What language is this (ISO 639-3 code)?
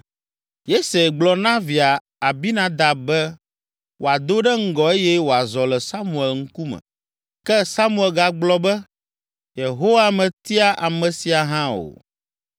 ewe